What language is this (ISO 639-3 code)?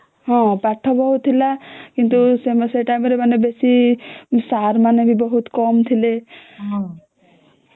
ori